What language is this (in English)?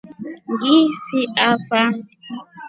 Rombo